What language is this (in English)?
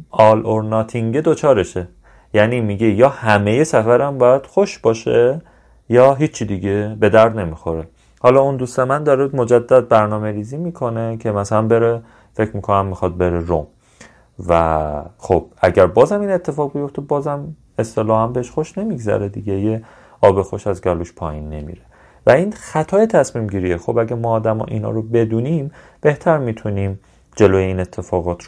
Persian